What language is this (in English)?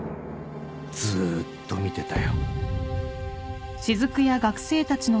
Japanese